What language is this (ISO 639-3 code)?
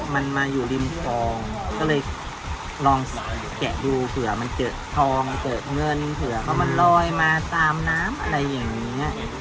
tha